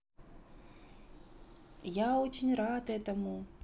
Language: Russian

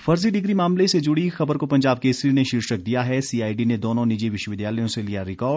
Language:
Hindi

